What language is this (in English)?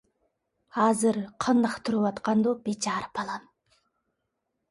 Uyghur